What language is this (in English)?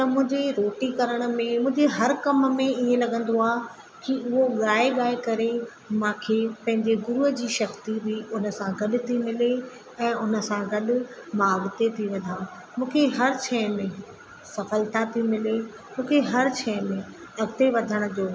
Sindhi